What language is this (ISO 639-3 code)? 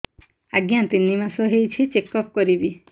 ori